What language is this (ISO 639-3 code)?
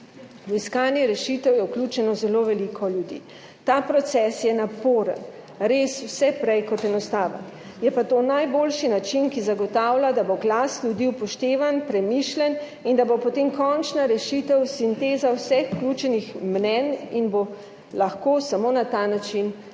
slv